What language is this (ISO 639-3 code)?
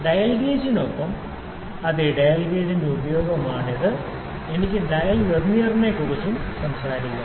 mal